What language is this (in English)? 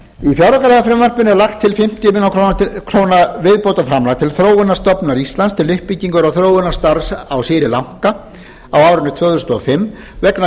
Icelandic